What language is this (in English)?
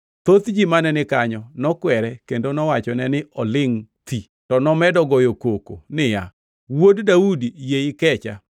Luo (Kenya and Tanzania)